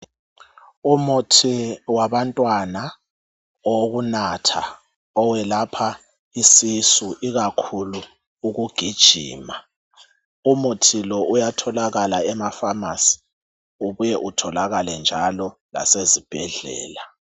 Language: North Ndebele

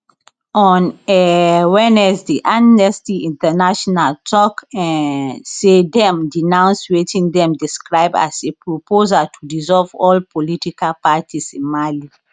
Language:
Nigerian Pidgin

